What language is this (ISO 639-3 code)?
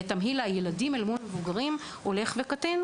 heb